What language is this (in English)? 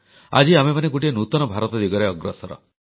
Odia